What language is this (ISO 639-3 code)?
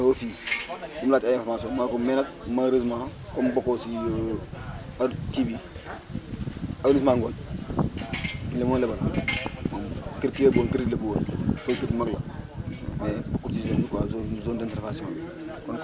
wol